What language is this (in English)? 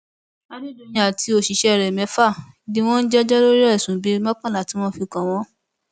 Yoruba